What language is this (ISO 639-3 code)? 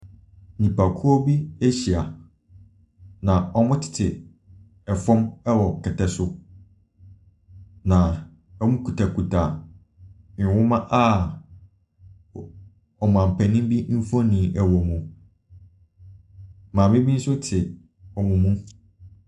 aka